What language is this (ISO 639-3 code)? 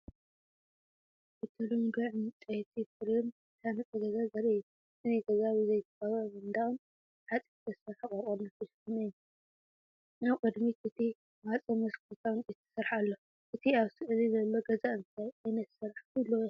tir